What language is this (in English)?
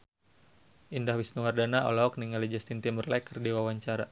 Sundanese